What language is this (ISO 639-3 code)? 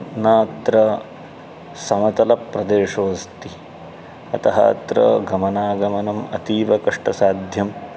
san